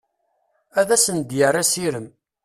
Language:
Kabyle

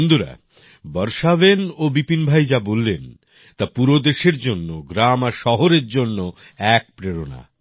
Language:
Bangla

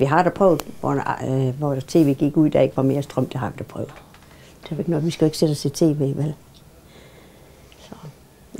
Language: Danish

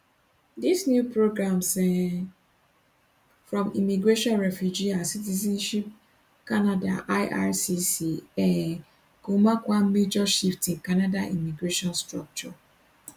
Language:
Nigerian Pidgin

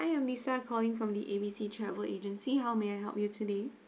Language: English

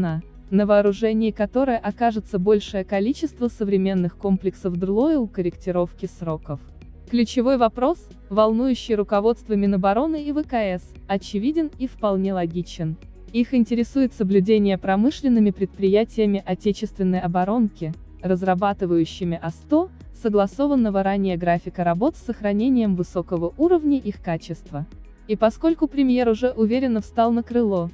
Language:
Russian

